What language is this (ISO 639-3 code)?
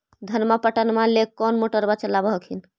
mag